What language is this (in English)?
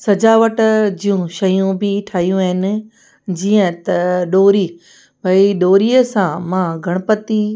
Sindhi